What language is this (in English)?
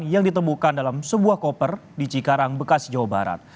Indonesian